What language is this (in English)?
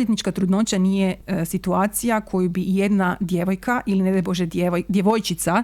Croatian